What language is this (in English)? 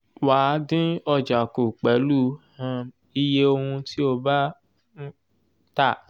Yoruba